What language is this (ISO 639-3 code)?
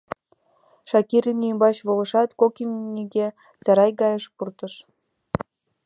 chm